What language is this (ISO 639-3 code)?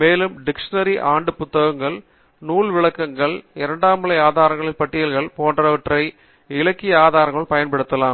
tam